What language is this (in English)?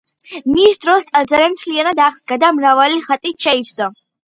Georgian